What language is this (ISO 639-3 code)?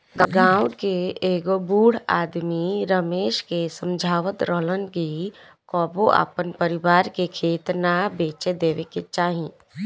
bho